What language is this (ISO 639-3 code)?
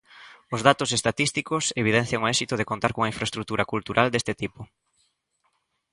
glg